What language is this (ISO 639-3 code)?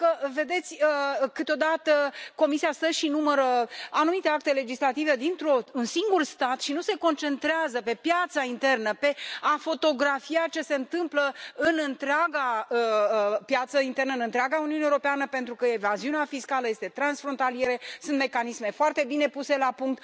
ron